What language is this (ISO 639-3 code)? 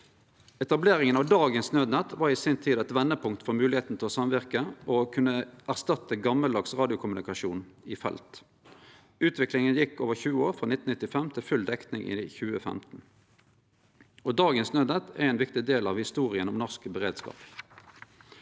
nor